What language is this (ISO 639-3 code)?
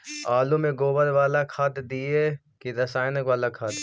mag